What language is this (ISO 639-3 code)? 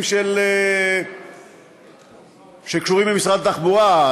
heb